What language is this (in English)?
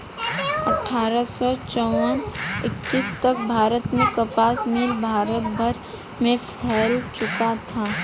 Hindi